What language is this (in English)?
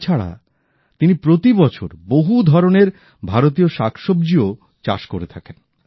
Bangla